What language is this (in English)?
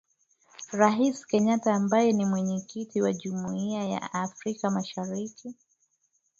Swahili